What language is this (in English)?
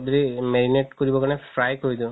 Assamese